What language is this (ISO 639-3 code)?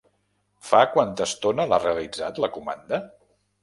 cat